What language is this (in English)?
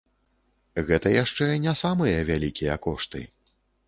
Belarusian